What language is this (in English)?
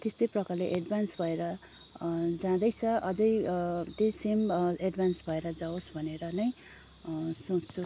Nepali